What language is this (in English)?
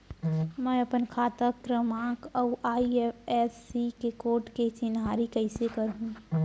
Chhattisgarhi